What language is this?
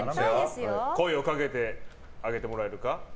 Japanese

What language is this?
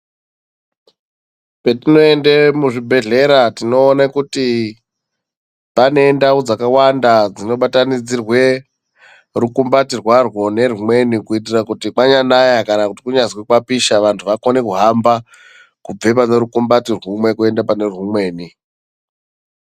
Ndau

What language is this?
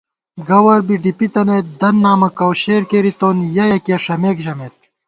Gawar-Bati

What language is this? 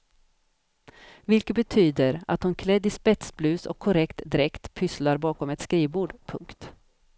Swedish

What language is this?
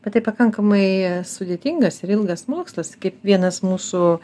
Lithuanian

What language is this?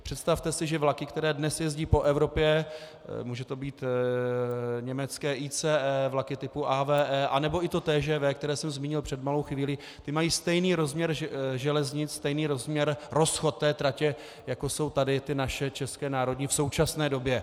Czech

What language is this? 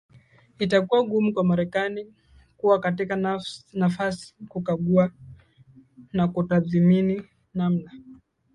Swahili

